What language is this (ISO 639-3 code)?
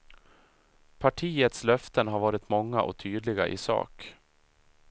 swe